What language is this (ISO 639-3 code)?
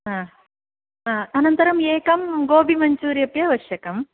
san